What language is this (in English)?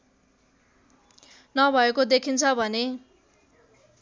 Nepali